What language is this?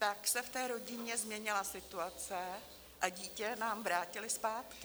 Czech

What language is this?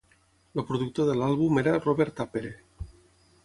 Catalan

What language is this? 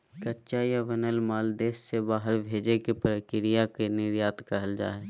Magahi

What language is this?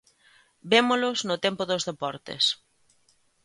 Galician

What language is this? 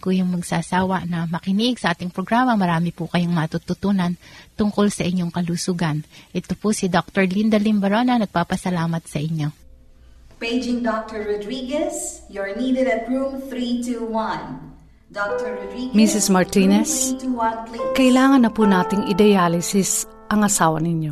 Filipino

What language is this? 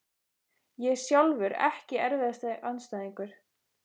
Icelandic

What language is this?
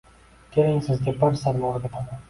Uzbek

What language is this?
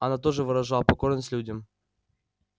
Russian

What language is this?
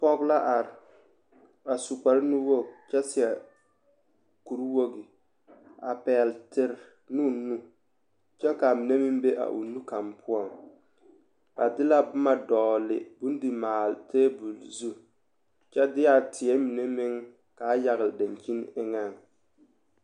Southern Dagaare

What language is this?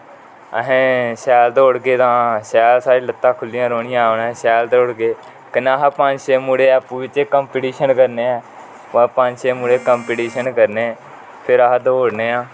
Dogri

